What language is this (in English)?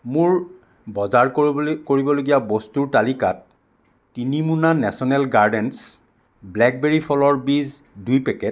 Assamese